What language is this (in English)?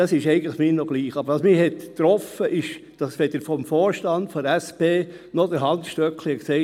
Swiss German